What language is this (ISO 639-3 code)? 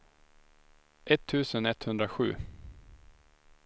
swe